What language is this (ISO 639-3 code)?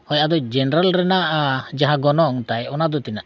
sat